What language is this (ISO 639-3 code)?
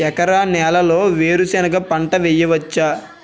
tel